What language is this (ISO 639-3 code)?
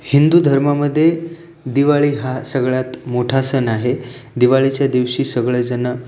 mar